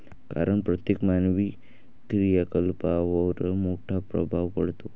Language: Marathi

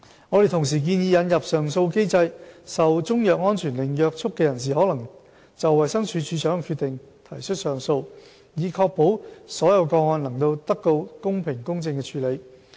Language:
Cantonese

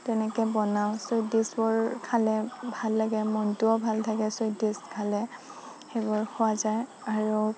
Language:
Assamese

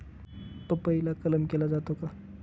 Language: Marathi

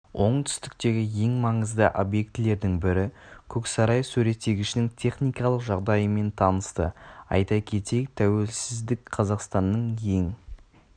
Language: Kazakh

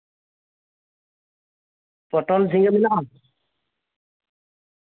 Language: Santali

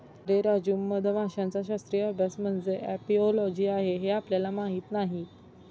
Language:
Marathi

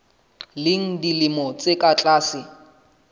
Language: Southern Sotho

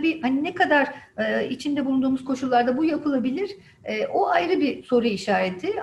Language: Turkish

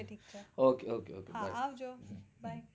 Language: Gujarati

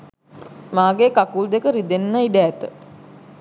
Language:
Sinhala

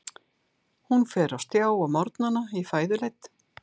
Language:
Icelandic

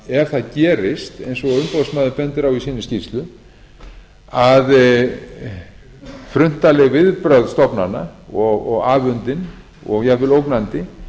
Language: Icelandic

